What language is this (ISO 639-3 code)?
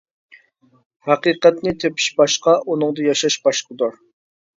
uig